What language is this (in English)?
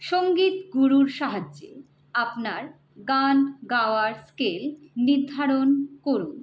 Bangla